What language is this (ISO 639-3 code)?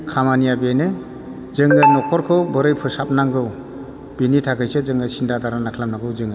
brx